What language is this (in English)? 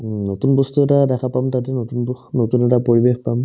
Assamese